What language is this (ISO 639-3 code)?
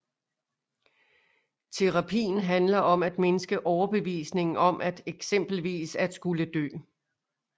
dan